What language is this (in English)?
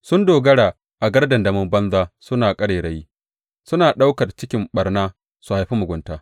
Hausa